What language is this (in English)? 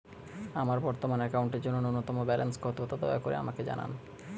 Bangla